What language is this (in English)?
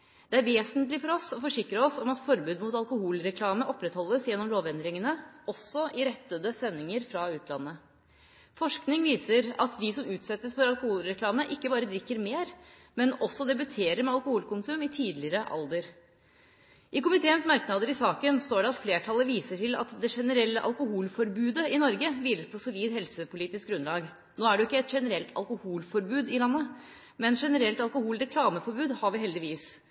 Norwegian Bokmål